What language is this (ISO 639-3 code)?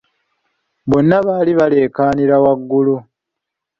lug